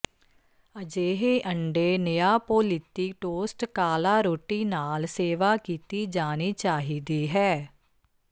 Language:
Punjabi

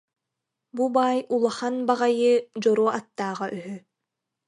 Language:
Yakut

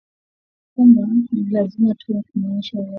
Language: Swahili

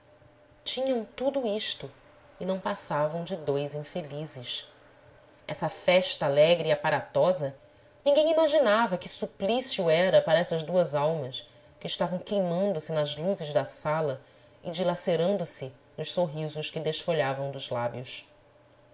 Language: Portuguese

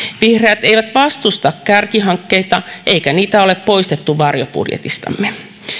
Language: Finnish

